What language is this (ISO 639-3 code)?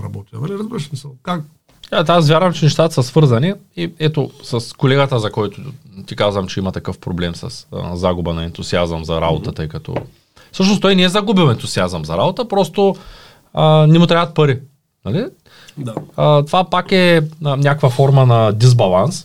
bul